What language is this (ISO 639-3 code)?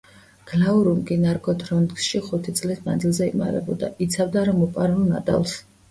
kat